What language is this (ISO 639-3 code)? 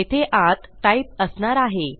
mar